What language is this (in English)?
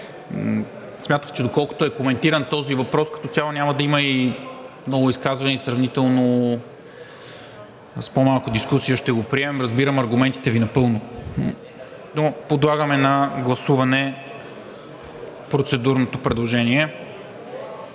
Bulgarian